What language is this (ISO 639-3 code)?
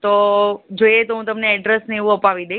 guj